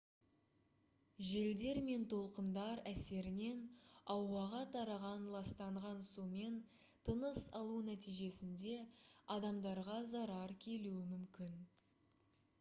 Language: Kazakh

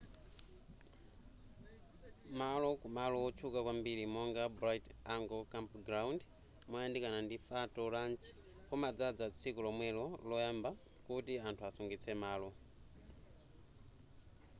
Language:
Nyanja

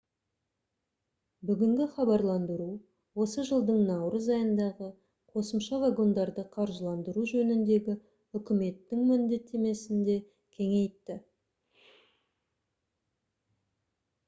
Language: Kazakh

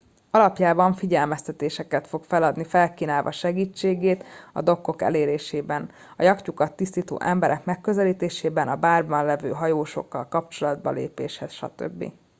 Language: Hungarian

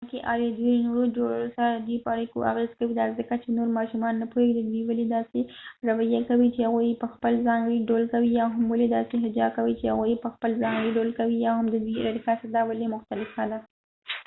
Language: Pashto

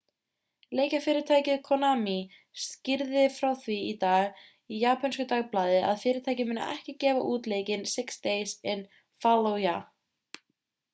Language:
Icelandic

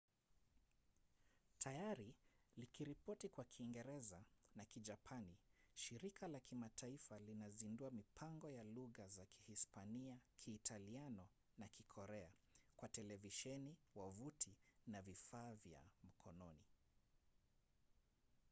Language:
Swahili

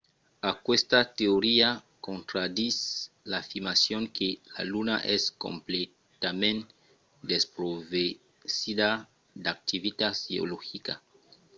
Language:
Occitan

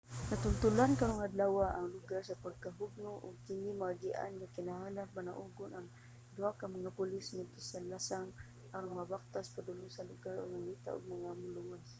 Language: Cebuano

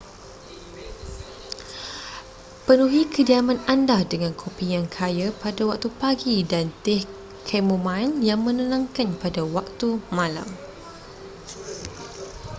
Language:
Malay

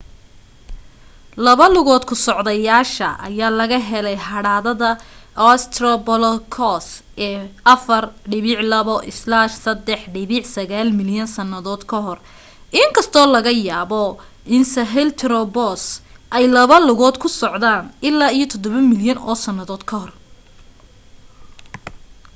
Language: Somali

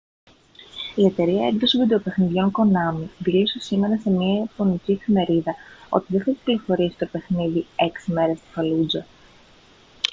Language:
Greek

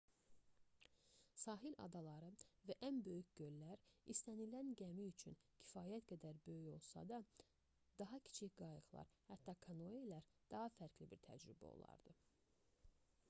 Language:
Azerbaijani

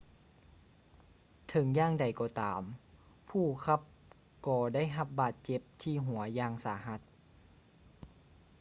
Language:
Lao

